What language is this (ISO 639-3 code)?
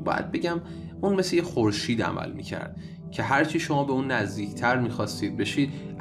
fas